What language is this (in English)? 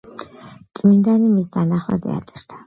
Georgian